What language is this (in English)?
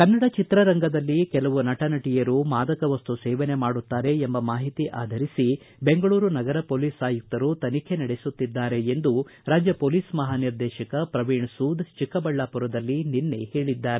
Kannada